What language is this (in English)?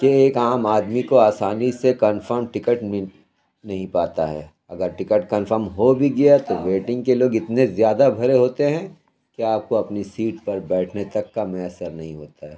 Urdu